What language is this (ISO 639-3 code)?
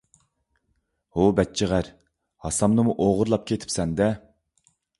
uig